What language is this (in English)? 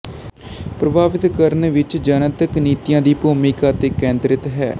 Punjabi